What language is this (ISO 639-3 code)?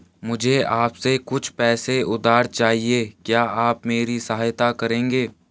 hin